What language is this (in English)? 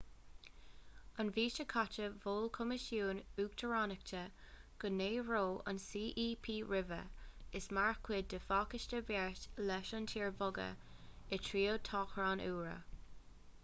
Irish